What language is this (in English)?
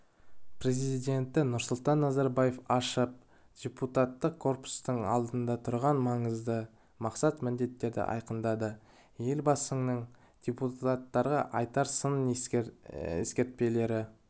Kazakh